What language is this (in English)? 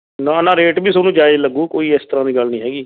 Punjabi